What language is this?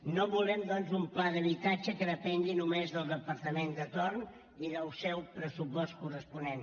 Catalan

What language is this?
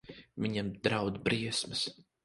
Latvian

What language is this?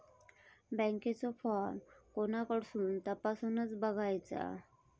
Marathi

